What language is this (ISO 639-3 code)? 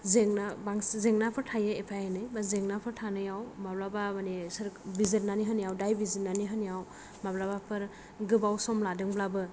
brx